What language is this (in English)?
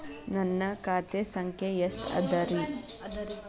Kannada